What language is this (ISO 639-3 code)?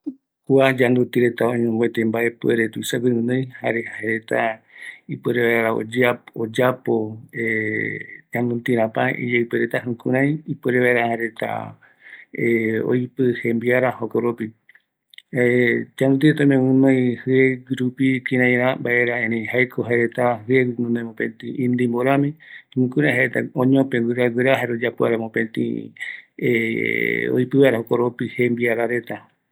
gui